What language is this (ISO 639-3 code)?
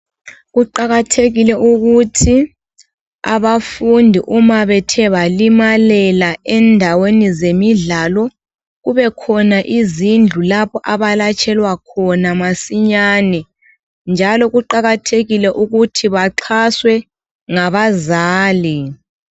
nde